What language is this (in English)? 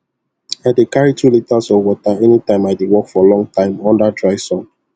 Nigerian Pidgin